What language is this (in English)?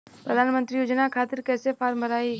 Bhojpuri